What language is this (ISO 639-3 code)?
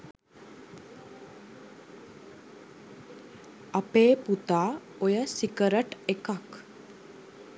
sin